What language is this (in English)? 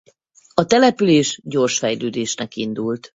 Hungarian